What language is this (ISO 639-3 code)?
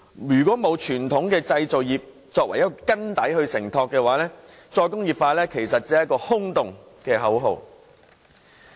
yue